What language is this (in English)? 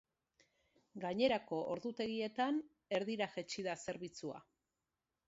Basque